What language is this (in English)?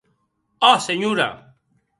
Occitan